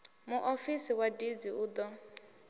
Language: Venda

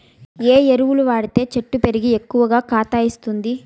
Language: Telugu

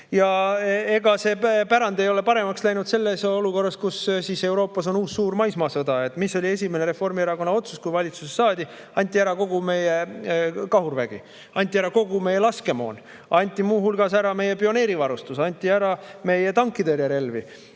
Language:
Estonian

